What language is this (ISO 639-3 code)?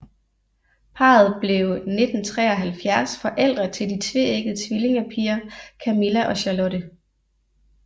dan